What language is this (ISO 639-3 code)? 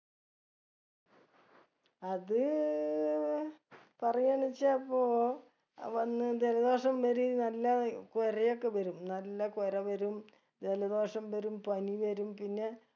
mal